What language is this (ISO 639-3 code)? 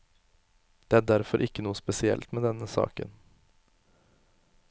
nor